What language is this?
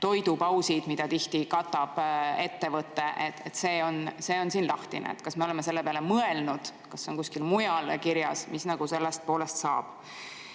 Estonian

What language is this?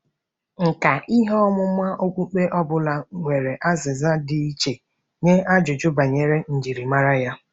Igbo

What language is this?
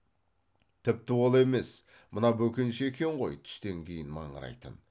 Kazakh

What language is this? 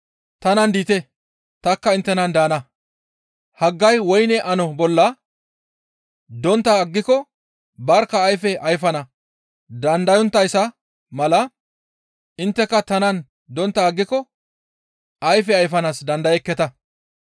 Gamo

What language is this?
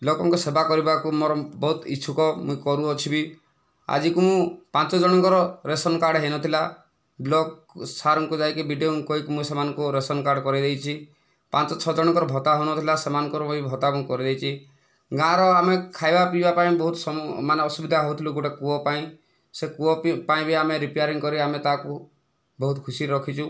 Odia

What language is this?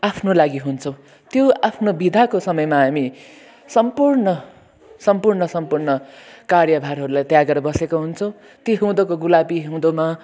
Nepali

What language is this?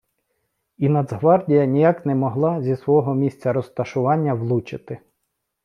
Ukrainian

